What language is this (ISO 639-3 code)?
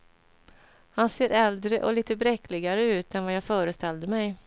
swe